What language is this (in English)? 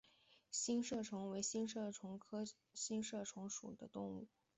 Chinese